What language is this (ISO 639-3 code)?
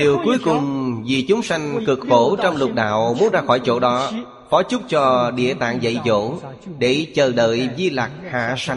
vie